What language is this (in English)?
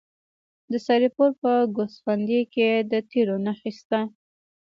Pashto